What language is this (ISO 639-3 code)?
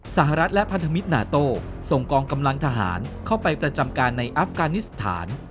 tha